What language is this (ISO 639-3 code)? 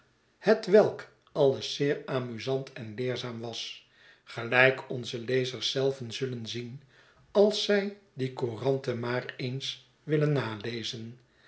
nld